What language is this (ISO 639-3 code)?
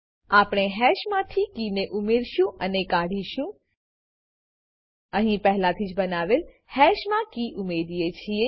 guj